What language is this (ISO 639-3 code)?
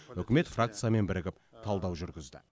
kaz